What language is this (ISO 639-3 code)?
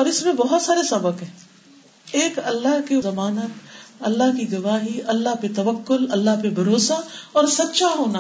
urd